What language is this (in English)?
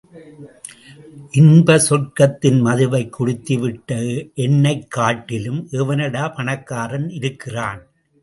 Tamil